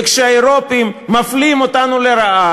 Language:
Hebrew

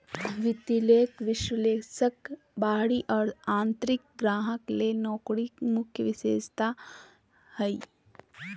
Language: Magahi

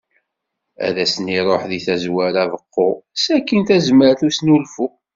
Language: Kabyle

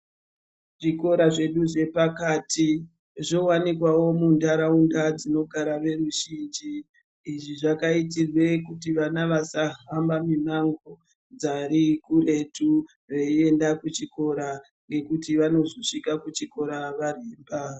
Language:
Ndau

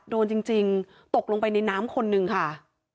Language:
Thai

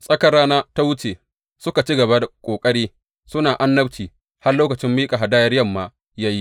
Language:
Hausa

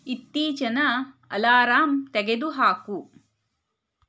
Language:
Kannada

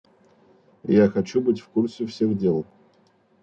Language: Russian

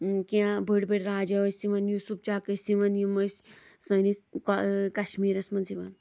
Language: Kashmiri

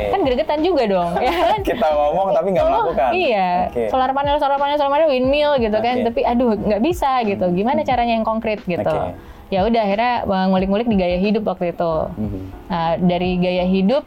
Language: Indonesian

